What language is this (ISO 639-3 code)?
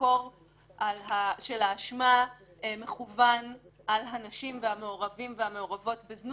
heb